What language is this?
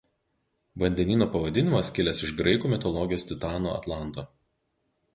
Lithuanian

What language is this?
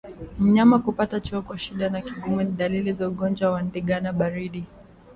Swahili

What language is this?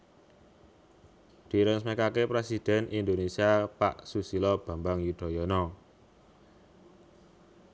Javanese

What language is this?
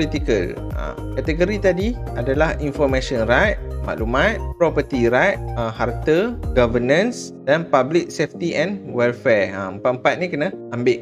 Malay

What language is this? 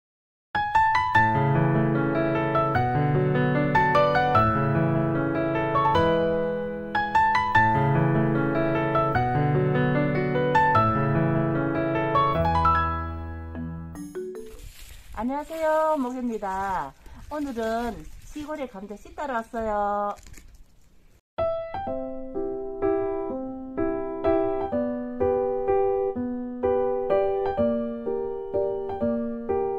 Korean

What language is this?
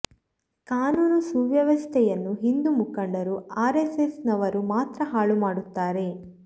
Kannada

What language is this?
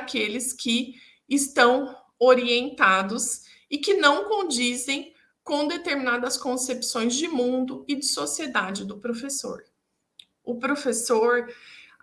Portuguese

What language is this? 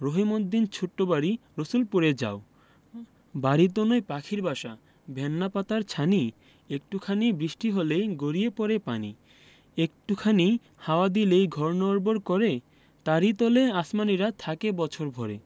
Bangla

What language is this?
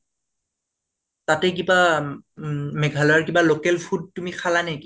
Assamese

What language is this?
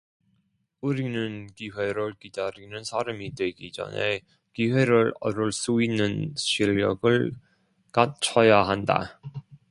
Korean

